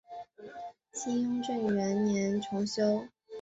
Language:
Chinese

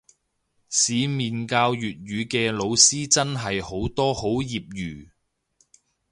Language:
Cantonese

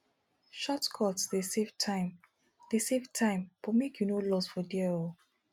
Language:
Nigerian Pidgin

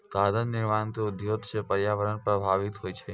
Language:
Maithili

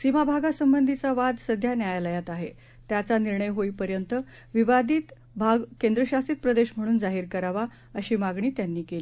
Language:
Marathi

